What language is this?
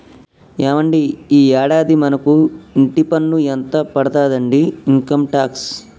Telugu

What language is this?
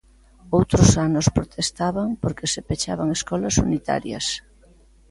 Galician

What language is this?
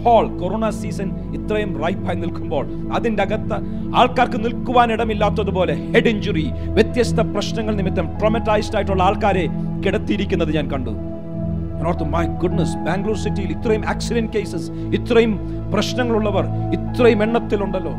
Malayalam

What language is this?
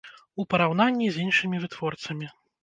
Belarusian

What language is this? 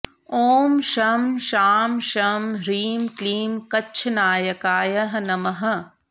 Sanskrit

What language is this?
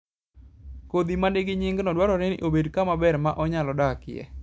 Luo (Kenya and Tanzania)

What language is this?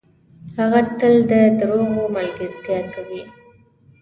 Pashto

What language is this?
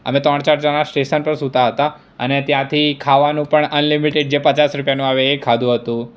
Gujarati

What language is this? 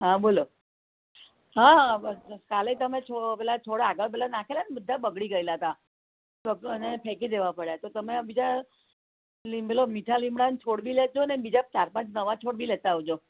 Gujarati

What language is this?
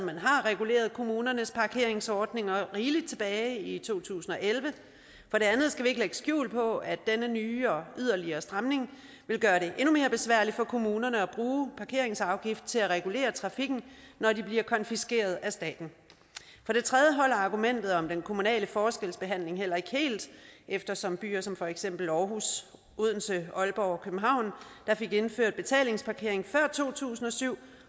Danish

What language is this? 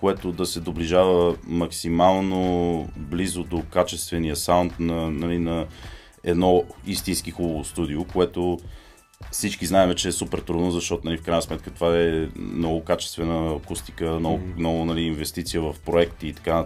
Bulgarian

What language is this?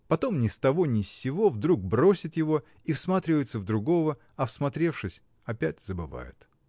Russian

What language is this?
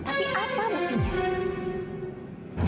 Indonesian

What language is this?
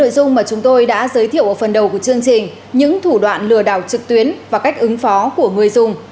Vietnamese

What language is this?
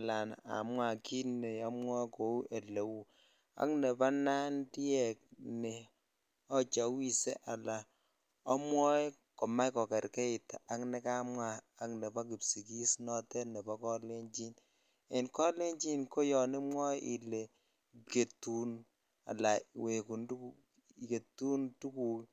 Kalenjin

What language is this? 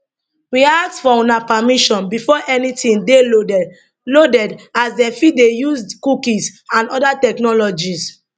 Nigerian Pidgin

